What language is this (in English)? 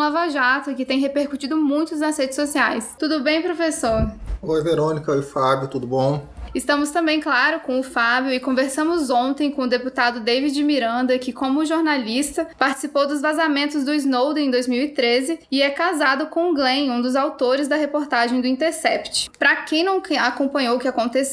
Portuguese